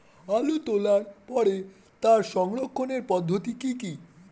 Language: Bangla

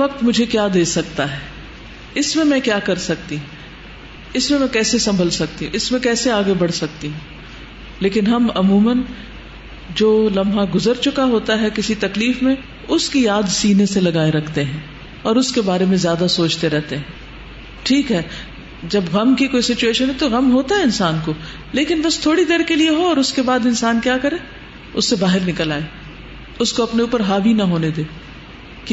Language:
Urdu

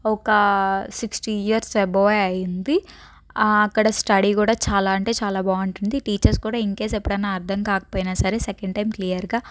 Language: Telugu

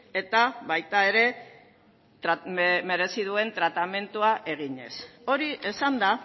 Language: Basque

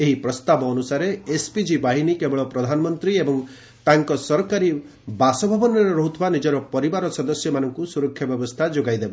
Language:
Odia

